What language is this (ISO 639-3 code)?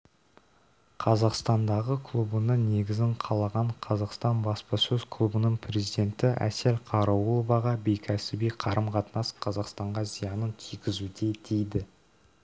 kaz